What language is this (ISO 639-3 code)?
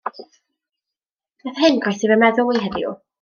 cym